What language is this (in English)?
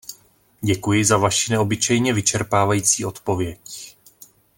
Czech